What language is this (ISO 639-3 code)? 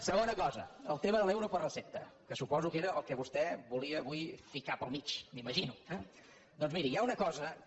cat